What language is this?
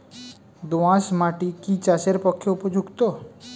Bangla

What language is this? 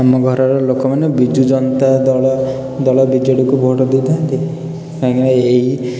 Odia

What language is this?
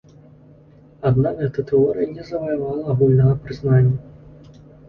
Belarusian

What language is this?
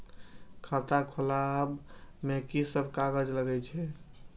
Maithili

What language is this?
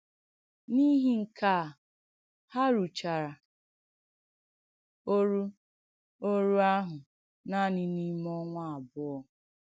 Igbo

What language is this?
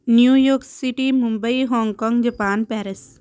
Punjabi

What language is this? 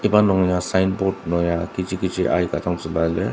Ao Naga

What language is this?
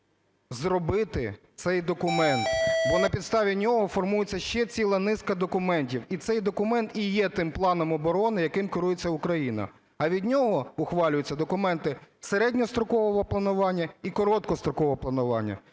Ukrainian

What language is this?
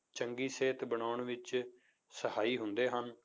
Punjabi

